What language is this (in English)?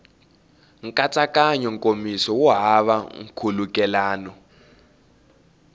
Tsonga